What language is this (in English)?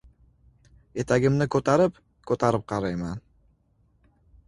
Uzbek